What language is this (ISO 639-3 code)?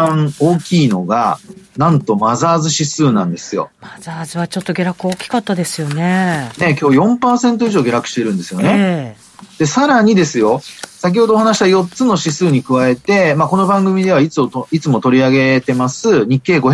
jpn